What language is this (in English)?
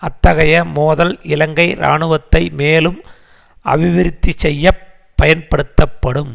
Tamil